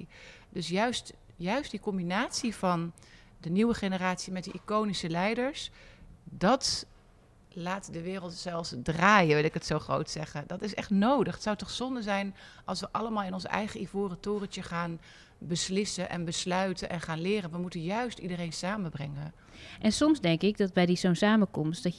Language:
Dutch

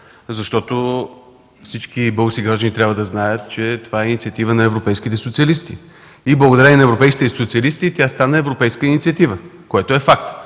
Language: Bulgarian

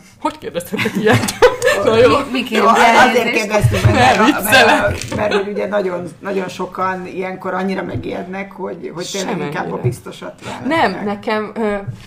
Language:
Hungarian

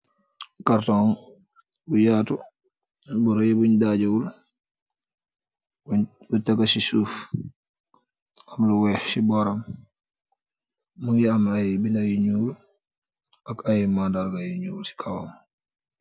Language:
Wolof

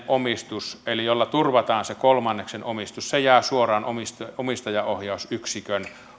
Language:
Finnish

